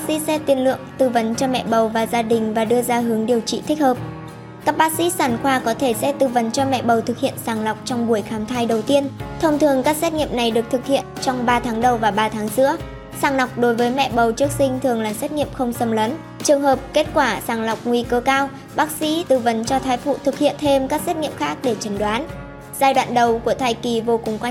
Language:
Vietnamese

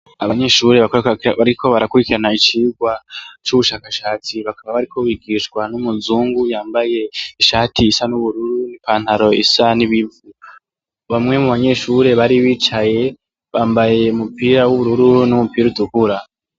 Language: Rundi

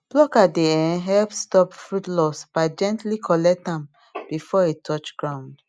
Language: Nigerian Pidgin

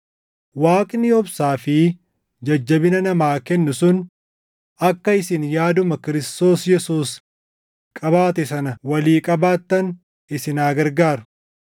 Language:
Oromo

